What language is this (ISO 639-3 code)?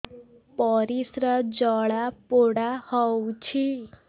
ori